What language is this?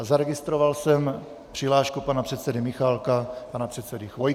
Czech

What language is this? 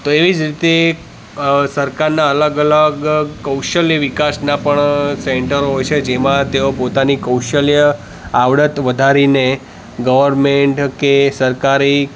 Gujarati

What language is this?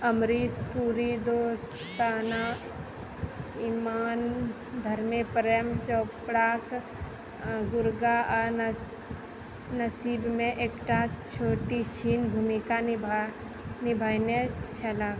Maithili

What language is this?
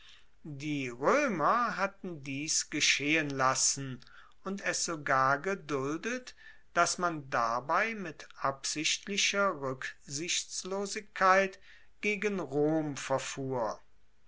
German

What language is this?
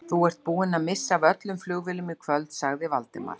Icelandic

